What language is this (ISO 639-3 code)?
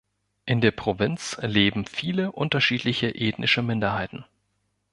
deu